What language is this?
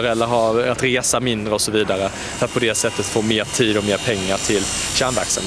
Swedish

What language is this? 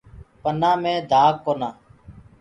Gurgula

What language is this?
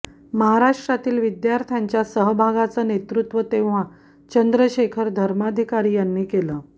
Marathi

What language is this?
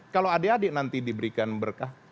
Indonesian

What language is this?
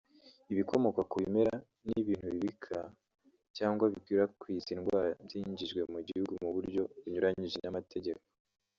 Kinyarwanda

